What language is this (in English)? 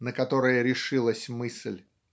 Russian